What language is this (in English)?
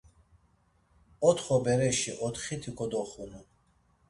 Laz